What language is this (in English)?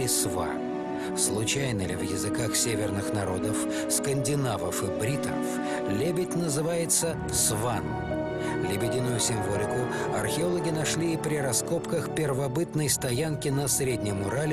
Russian